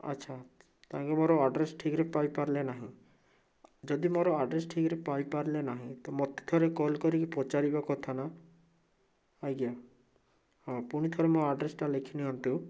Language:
Odia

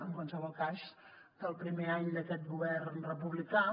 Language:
Catalan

